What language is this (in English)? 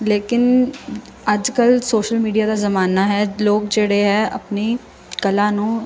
Punjabi